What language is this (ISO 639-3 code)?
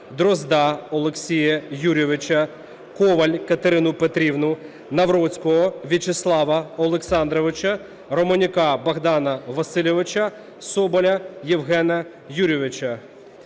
ukr